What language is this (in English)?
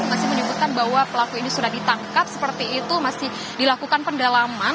Indonesian